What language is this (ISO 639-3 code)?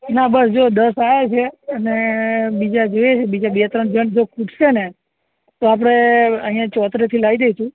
guj